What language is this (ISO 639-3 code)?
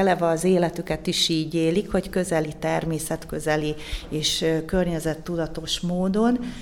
hun